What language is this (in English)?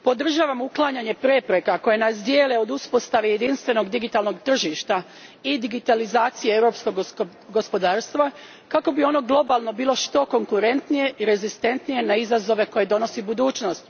Croatian